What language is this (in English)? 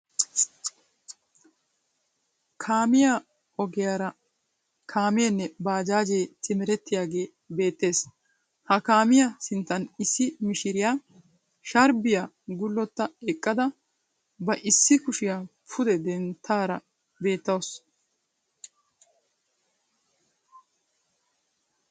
Wolaytta